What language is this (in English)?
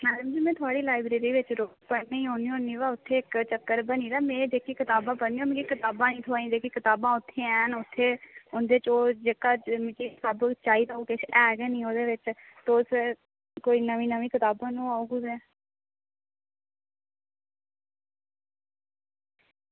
Dogri